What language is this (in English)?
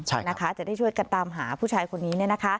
Thai